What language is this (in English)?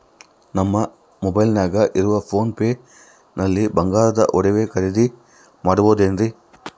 Kannada